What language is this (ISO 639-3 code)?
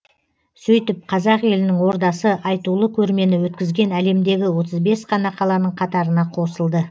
kaz